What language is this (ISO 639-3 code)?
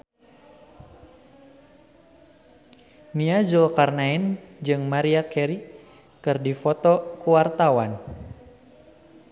sun